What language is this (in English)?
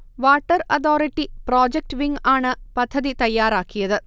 Malayalam